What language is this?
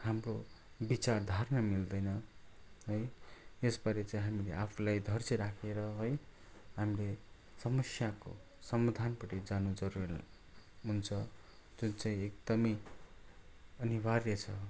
Nepali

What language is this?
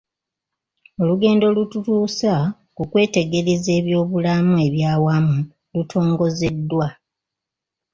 Ganda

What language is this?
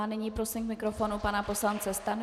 Czech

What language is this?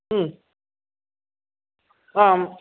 Sanskrit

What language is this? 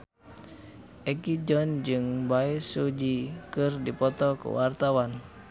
Sundanese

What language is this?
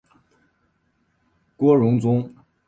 Chinese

